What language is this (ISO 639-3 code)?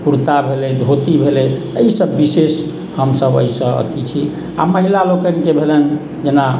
mai